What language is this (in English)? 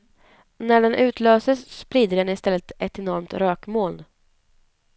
Swedish